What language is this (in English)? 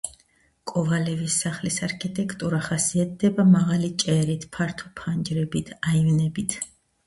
Georgian